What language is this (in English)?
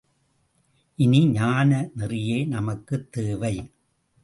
Tamil